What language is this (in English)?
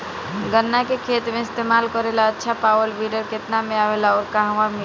Bhojpuri